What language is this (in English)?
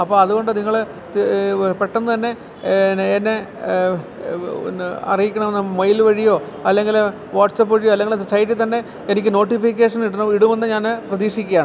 Malayalam